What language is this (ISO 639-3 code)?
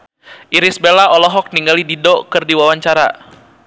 sun